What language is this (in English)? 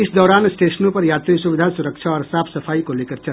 Hindi